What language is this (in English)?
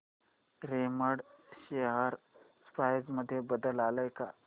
Marathi